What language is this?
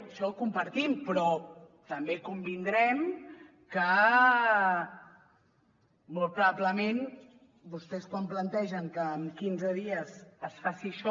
Catalan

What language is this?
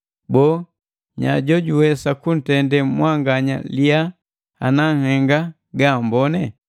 Matengo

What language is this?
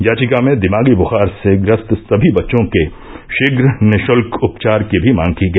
Hindi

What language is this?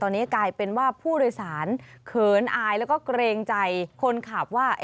Thai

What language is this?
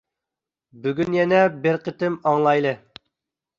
Uyghur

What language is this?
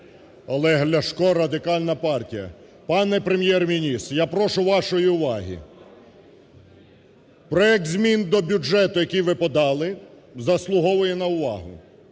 Ukrainian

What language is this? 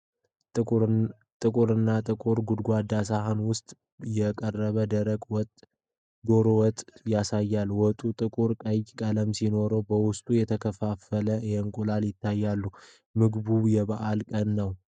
Amharic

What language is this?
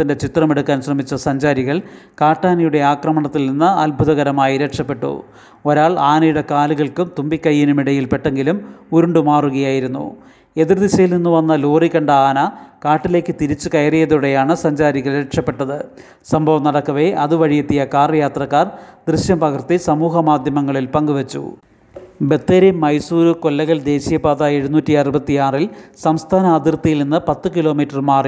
Malayalam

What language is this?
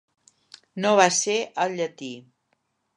Catalan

